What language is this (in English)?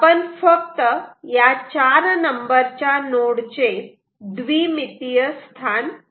Marathi